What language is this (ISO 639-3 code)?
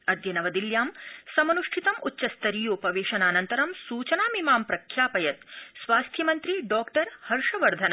san